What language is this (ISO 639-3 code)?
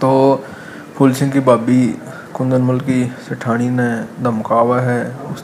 hin